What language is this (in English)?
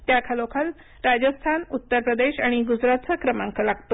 Marathi